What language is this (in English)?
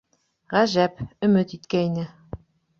Bashkir